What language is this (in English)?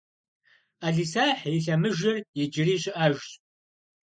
Kabardian